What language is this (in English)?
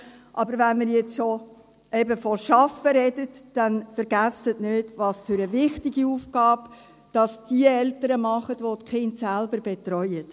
Swiss German